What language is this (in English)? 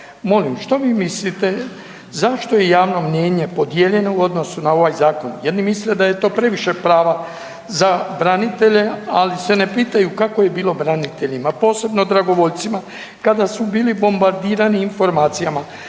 Croatian